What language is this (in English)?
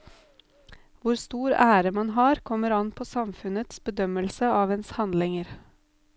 Norwegian